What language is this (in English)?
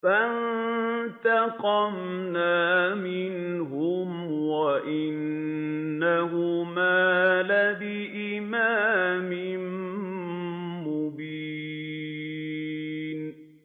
Arabic